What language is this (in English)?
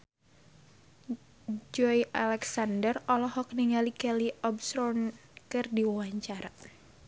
Sundanese